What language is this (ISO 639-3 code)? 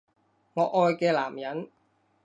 yue